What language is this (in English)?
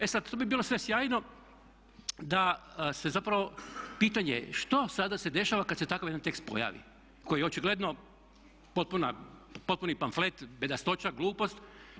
Croatian